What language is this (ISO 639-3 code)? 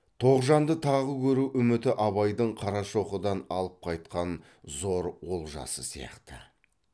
kaz